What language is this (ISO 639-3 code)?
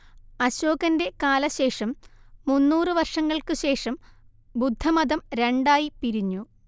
mal